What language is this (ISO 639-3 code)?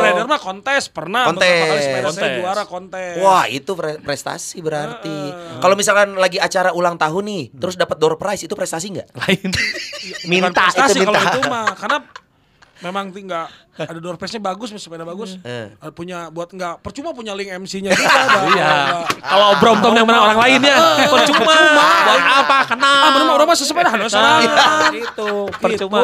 ind